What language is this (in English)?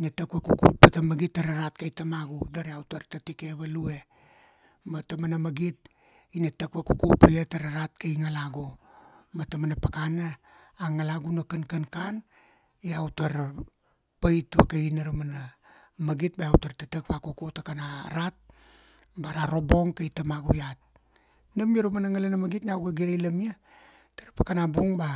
Kuanua